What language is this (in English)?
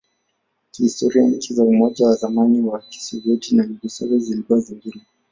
Swahili